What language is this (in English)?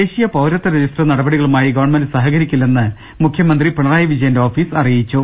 Malayalam